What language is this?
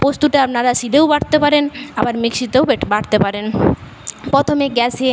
Bangla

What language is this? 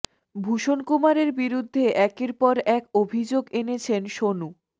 Bangla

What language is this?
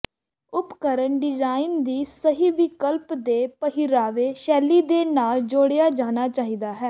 Punjabi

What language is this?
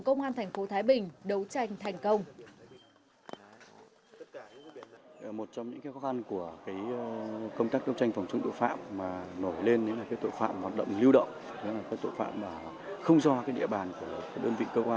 Vietnamese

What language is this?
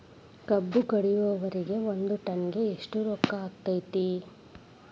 Kannada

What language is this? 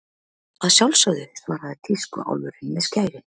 Icelandic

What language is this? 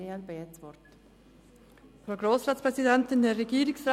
Swiss German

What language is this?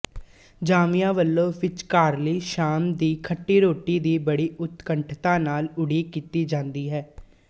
Punjabi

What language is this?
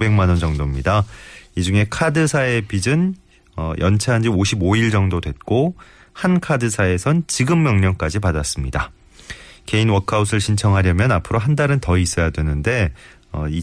Korean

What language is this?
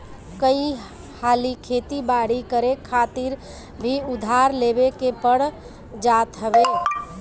Bhojpuri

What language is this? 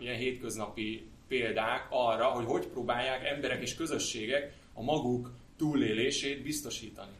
Hungarian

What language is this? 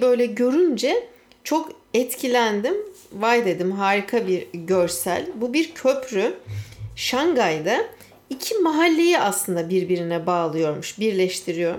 Turkish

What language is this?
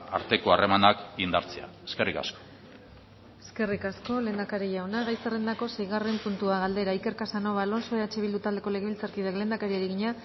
Basque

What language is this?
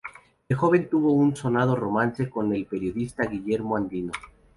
Spanish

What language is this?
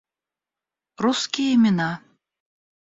Russian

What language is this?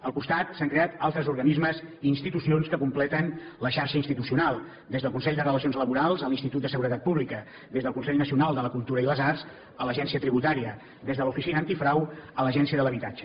Catalan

